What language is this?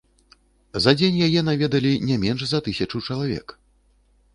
Belarusian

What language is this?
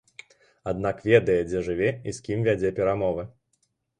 Belarusian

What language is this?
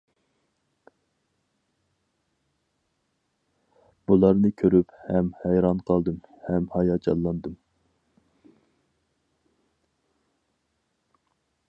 Uyghur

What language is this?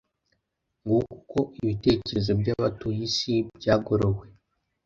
Kinyarwanda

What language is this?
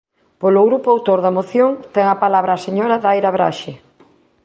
Galician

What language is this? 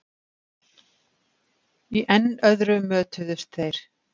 Icelandic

